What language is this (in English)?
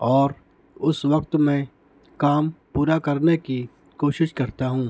Urdu